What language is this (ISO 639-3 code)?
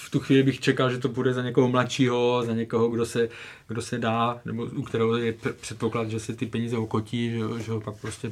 ces